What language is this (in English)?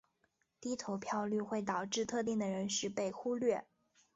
Chinese